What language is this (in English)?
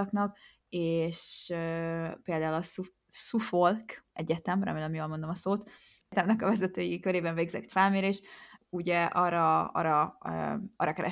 Hungarian